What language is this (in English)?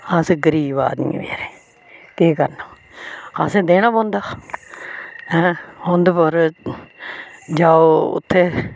Dogri